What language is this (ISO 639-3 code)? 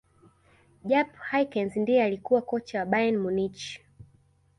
swa